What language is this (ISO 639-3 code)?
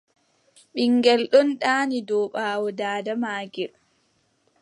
fub